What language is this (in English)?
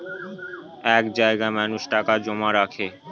Bangla